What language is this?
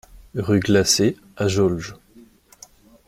French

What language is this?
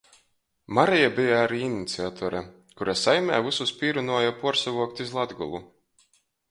Latgalian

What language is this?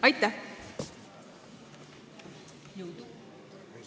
Estonian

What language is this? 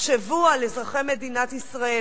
Hebrew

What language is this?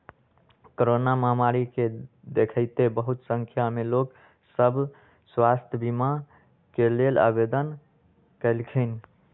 Magahi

